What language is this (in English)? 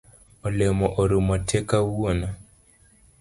Luo (Kenya and Tanzania)